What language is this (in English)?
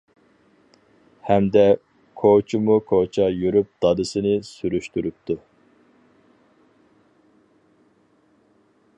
Uyghur